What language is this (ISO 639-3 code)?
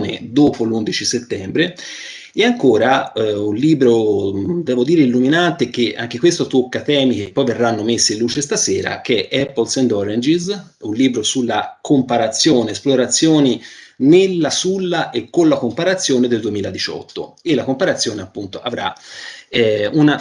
ita